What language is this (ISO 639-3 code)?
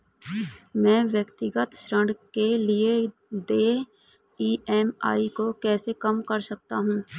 hin